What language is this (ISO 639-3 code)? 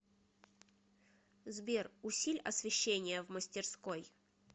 rus